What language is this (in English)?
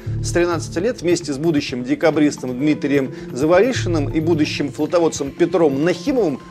Russian